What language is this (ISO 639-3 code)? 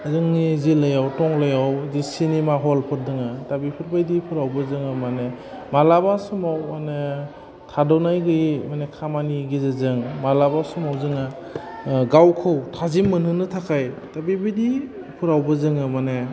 brx